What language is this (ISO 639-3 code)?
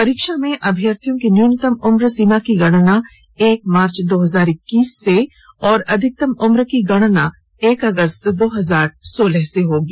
hin